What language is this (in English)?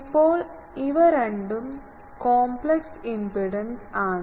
Malayalam